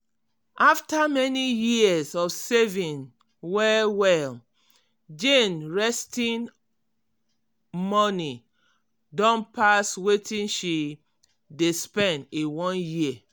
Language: Nigerian Pidgin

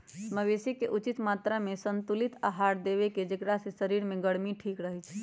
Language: Magahi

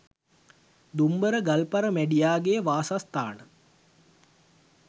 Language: Sinhala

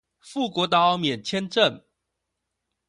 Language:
Chinese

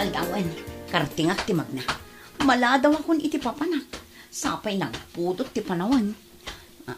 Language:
Filipino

